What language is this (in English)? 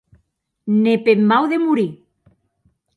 Occitan